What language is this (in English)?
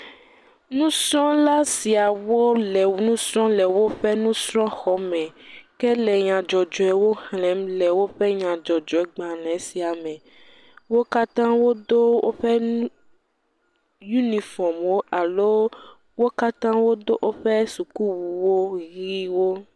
Ewe